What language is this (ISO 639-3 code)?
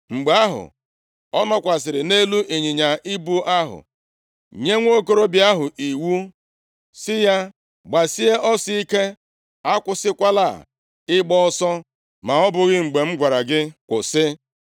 ibo